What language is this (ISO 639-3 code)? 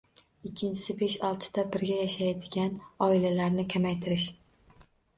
uzb